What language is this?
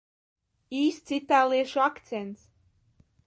Latvian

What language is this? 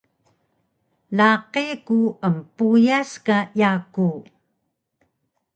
Taroko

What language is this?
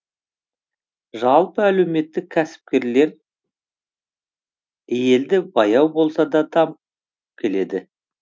Kazakh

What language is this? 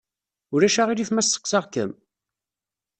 Kabyle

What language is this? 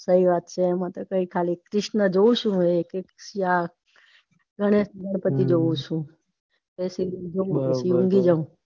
Gujarati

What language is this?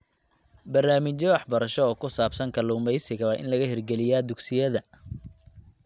Somali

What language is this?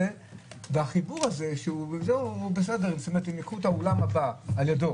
Hebrew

